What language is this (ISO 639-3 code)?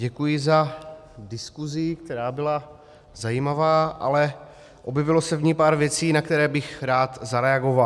ces